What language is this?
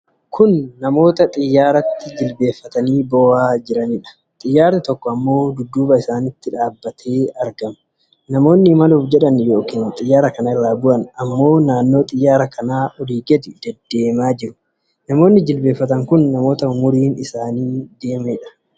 Oromo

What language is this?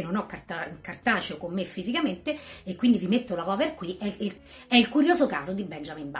Italian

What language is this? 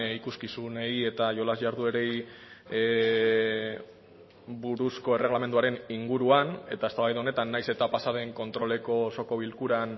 Basque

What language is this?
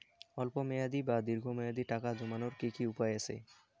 Bangla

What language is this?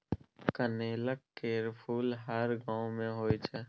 Maithili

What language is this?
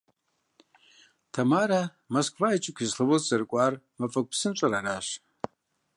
Kabardian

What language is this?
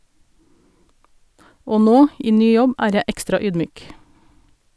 Norwegian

